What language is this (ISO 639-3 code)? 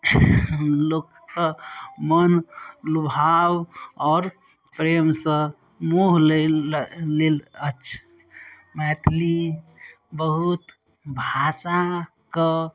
mai